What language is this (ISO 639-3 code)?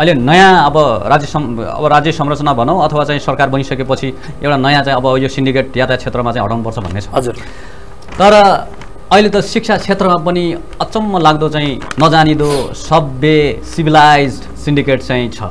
kor